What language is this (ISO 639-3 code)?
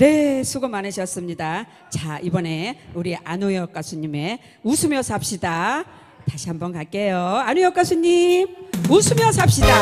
kor